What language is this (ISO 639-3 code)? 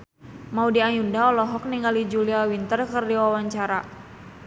sun